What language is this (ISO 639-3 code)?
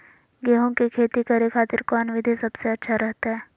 mag